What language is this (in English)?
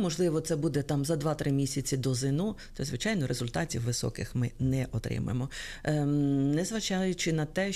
Ukrainian